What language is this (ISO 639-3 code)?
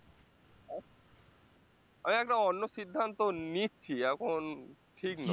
ben